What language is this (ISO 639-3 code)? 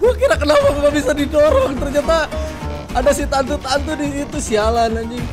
ind